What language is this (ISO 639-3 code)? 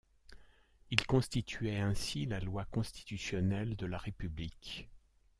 fra